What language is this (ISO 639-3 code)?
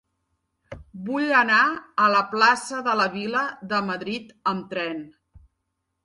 cat